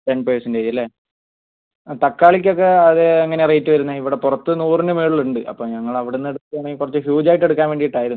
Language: Malayalam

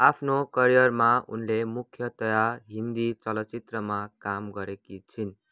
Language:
Nepali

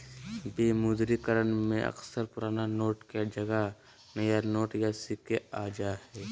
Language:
Magahi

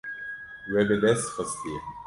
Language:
Kurdish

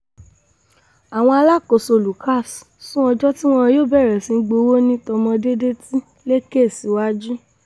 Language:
Yoruba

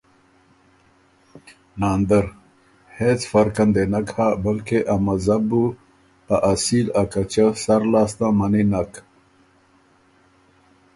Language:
Ormuri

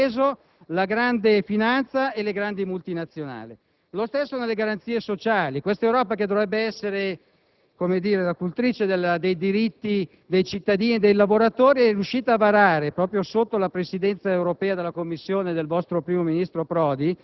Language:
Italian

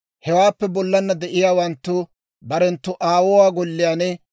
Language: Dawro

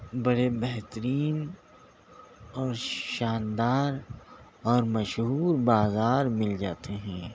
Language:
Urdu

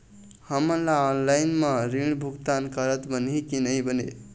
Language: Chhattisgarhi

